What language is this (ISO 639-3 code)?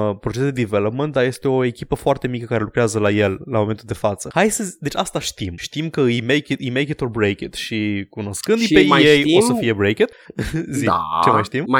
ron